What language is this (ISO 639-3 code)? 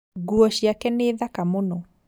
kik